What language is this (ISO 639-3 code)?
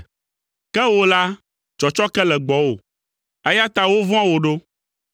ewe